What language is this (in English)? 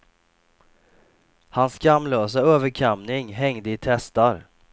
Swedish